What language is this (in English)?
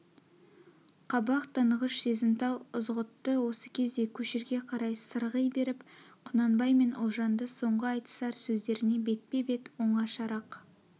Kazakh